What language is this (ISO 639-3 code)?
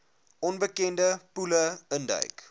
afr